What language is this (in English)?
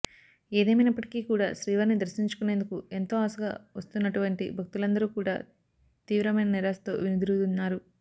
Telugu